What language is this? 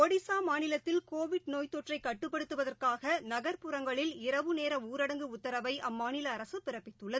Tamil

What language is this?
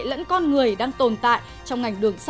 Vietnamese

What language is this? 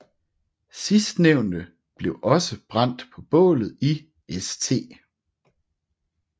Danish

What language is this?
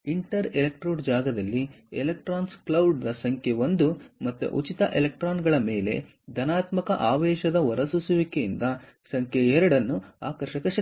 Kannada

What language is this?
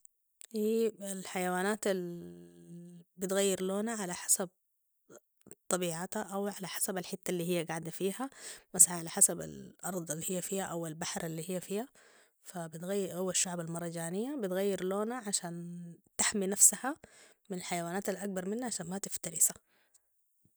Sudanese Arabic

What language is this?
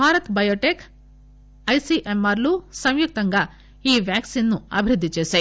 Telugu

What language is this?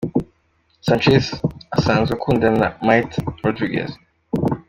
Kinyarwanda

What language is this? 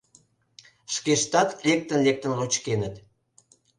Mari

